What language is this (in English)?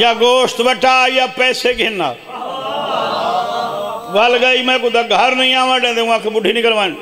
Arabic